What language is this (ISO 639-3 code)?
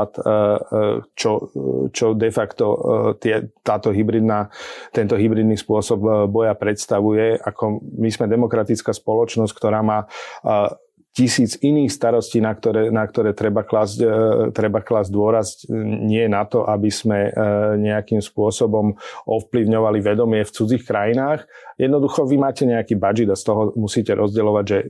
slk